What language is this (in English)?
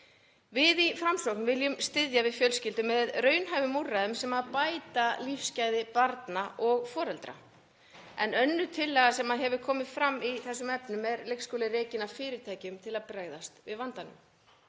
Icelandic